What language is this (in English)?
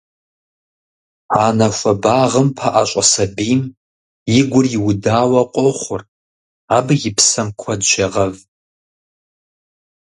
Kabardian